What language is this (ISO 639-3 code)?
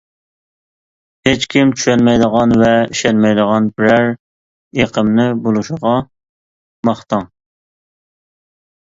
uig